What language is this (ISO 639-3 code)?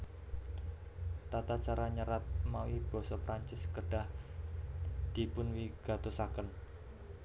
jav